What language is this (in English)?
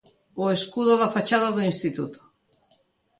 Galician